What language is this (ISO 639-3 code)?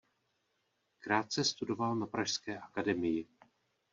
ces